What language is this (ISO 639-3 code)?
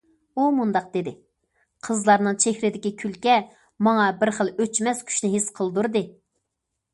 uig